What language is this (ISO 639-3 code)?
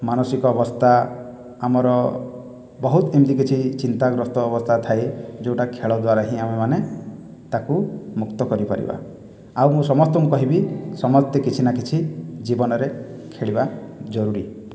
ori